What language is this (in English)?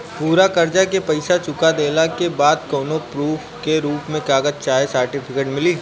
Bhojpuri